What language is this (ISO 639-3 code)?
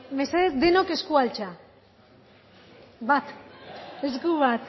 eus